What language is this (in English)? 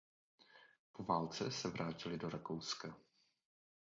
Czech